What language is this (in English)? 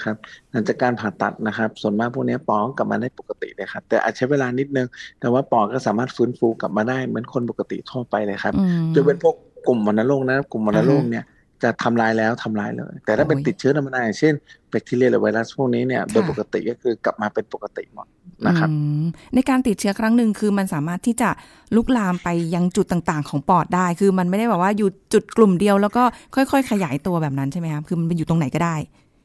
Thai